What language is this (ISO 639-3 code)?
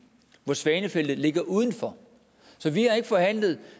dan